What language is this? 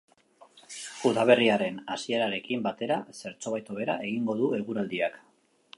Basque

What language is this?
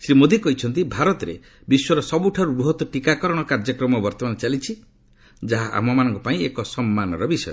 Odia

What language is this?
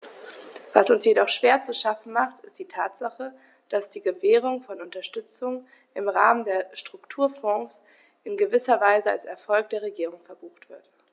German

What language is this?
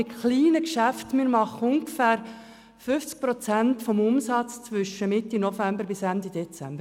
Swiss German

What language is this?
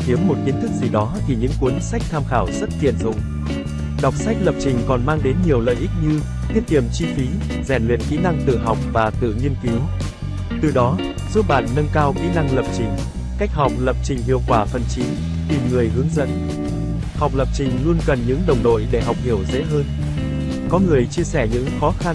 Vietnamese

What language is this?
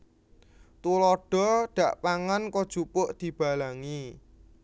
Javanese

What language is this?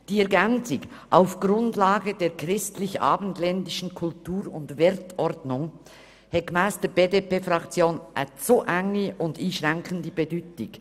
Swiss German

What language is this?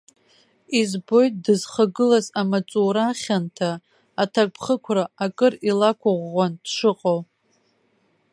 Abkhazian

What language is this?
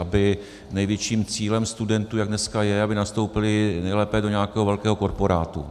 Czech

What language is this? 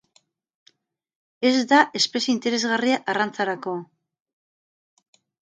Basque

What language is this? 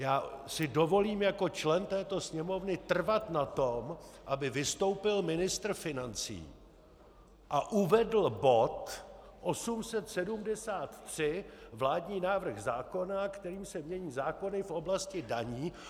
Czech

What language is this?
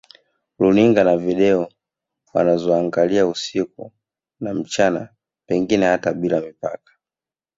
Swahili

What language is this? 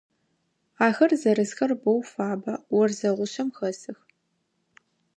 Adyghe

